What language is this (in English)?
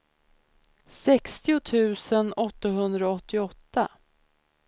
Swedish